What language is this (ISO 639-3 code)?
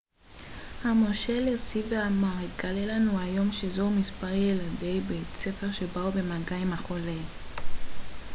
heb